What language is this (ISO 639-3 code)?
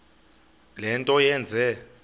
xho